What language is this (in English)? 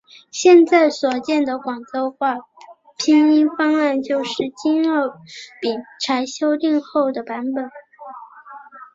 Chinese